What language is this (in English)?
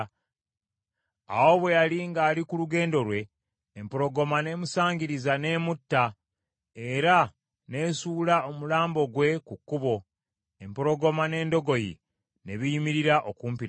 Ganda